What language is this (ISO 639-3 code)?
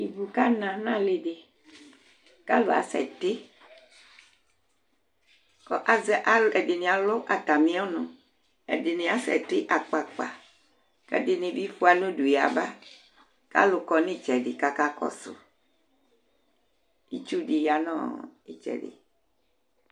kpo